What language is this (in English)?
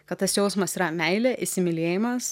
Lithuanian